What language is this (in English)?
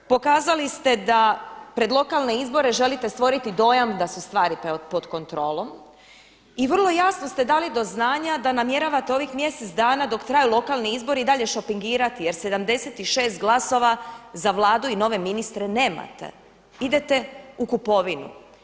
Croatian